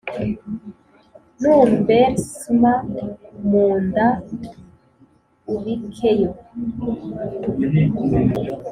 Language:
Kinyarwanda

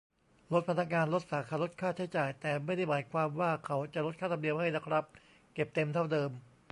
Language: Thai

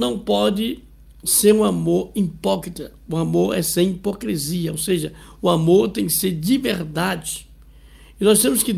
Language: Portuguese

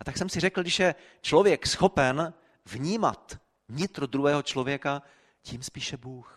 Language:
Czech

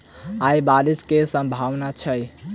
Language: Maithili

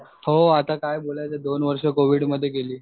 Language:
Marathi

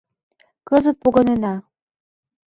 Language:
Mari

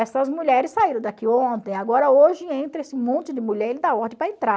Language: Portuguese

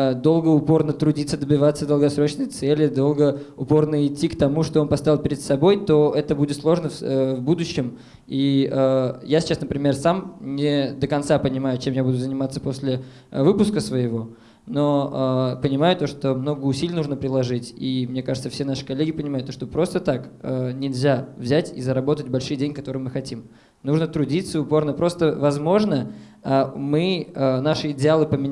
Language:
Russian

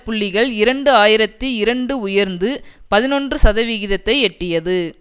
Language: Tamil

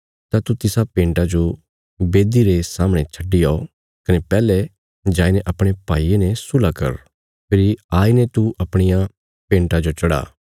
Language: Bilaspuri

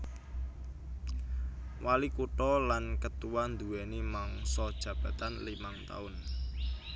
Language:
Javanese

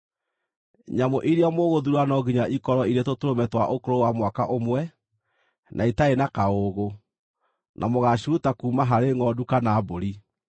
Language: Kikuyu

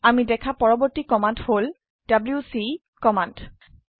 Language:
Assamese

